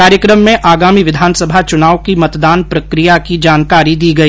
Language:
Hindi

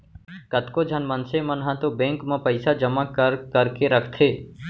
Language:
Chhattisgarhi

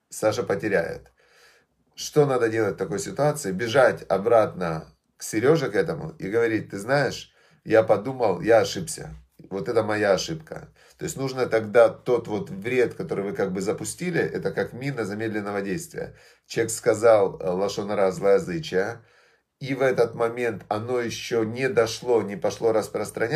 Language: Russian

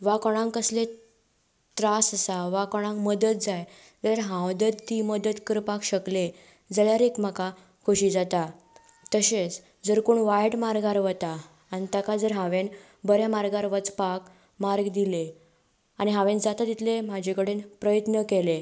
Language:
Konkani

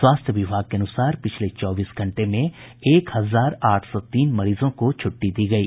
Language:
Hindi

